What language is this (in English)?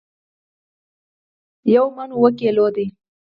Pashto